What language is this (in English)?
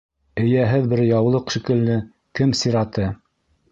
Bashkir